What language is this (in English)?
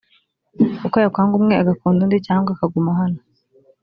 Kinyarwanda